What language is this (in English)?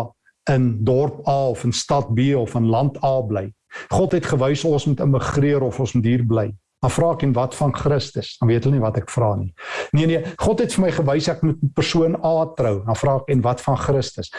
Dutch